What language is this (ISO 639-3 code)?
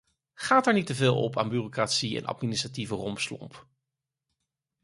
nld